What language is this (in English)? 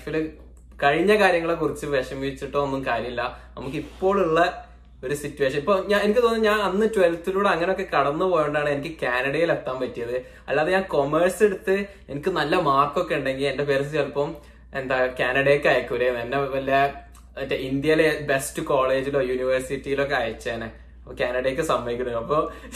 Malayalam